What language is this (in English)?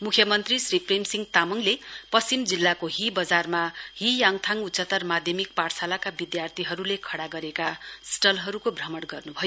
Nepali